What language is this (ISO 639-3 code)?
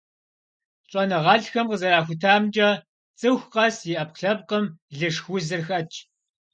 kbd